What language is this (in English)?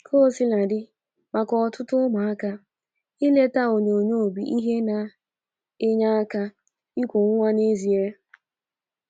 Igbo